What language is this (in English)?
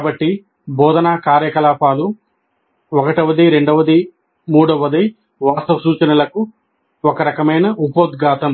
Telugu